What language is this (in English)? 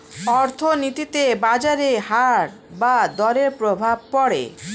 Bangla